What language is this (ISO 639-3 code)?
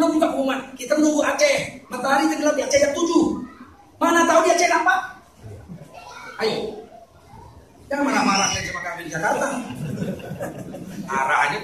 ind